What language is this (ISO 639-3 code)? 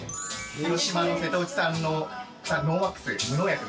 jpn